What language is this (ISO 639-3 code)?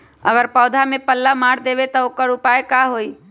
mag